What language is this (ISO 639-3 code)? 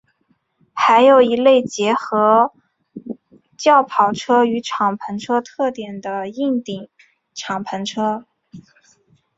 zho